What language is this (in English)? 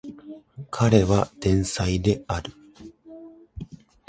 Japanese